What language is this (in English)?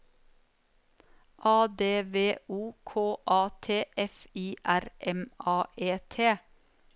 Norwegian